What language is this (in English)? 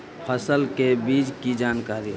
Magahi